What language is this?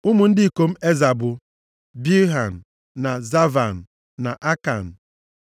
Igbo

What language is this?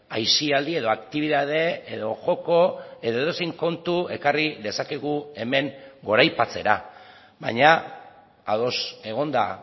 Basque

